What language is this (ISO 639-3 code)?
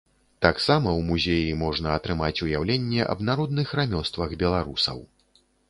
bel